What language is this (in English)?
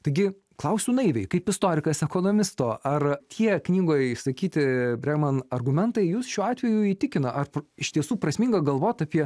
Lithuanian